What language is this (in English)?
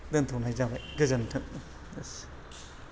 Bodo